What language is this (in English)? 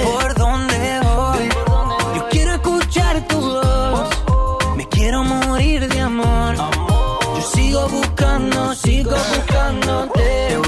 Spanish